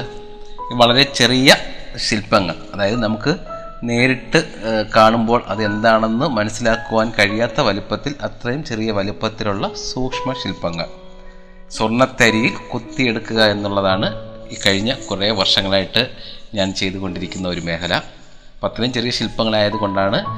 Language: Malayalam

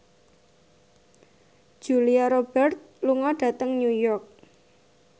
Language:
Javanese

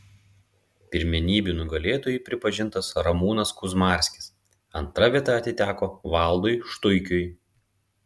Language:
Lithuanian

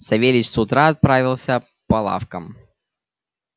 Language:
Russian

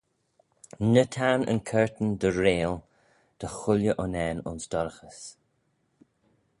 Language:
Manx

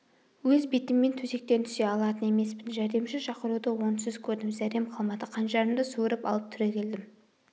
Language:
Kazakh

